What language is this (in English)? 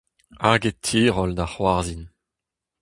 Breton